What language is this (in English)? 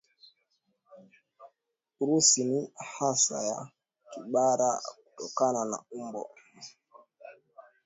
Swahili